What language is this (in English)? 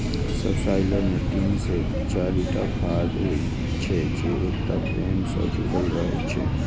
Maithili